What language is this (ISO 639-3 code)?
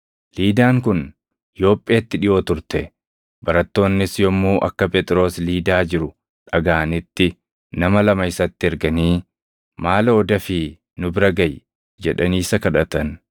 orm